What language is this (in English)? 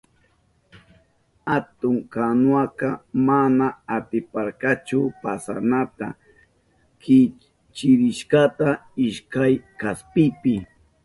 Southern Pastaza Quechua